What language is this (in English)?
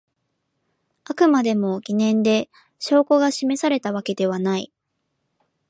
Japanese